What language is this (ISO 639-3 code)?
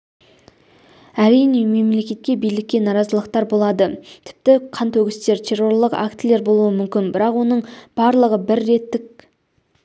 kaz